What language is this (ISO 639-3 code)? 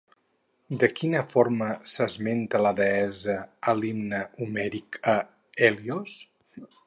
cat